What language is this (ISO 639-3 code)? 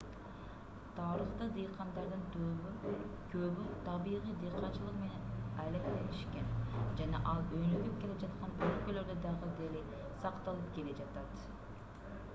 kir